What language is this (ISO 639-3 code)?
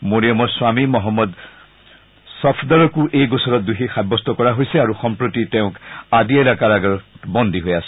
asm